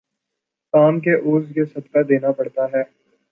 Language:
Urdu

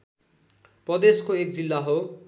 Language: Nepali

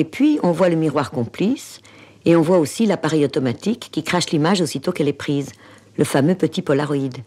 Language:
French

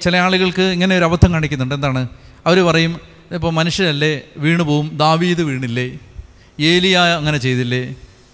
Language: Malayalam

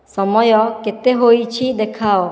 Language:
Odia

